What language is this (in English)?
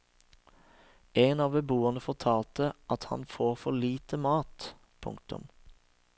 Norwegian